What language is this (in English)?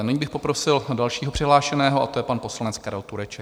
Czech